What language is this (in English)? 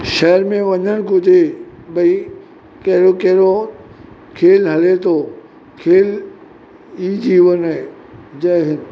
Sindhi